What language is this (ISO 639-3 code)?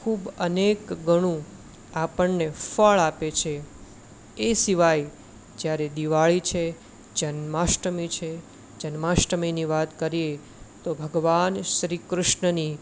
guj